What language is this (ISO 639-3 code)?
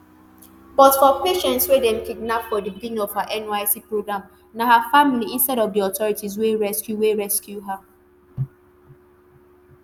pcm